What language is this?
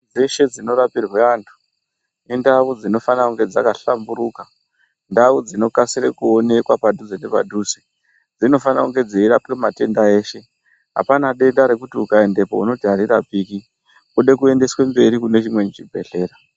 Ndau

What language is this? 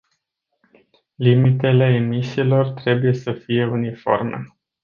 Romanian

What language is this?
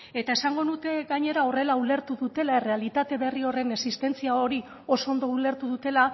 Basque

